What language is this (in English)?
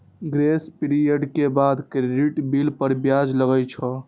Maithili